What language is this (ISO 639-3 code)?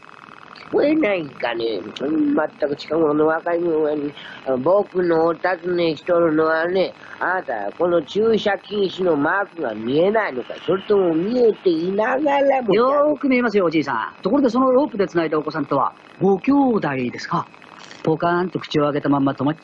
jpn